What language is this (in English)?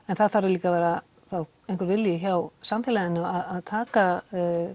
Icelandic